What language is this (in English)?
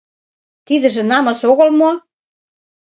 Mari